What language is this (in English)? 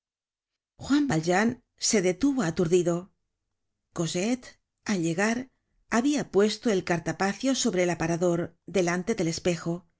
Spanish